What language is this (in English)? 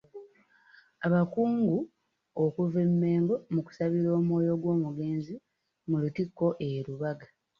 Ganda